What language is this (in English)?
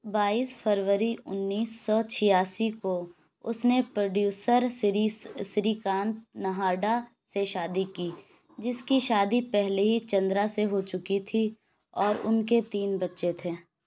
Urdu